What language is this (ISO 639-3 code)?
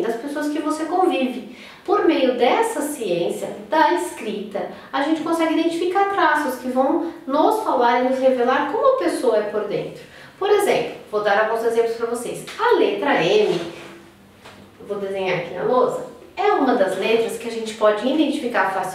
por